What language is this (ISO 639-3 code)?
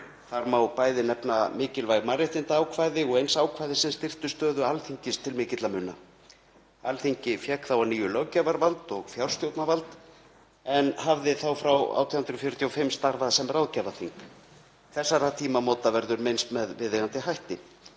isl